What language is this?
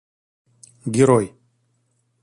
Russian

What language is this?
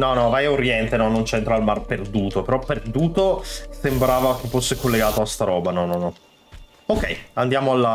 Italian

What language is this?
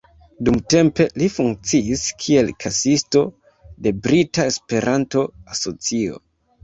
Esperanto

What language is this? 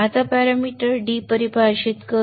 Marathi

